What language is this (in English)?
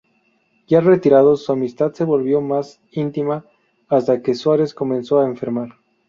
Spanish